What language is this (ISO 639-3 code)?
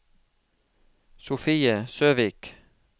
nor